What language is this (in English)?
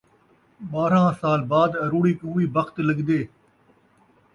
Saraiki